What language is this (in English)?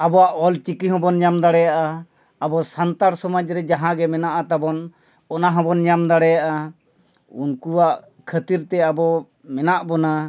Santali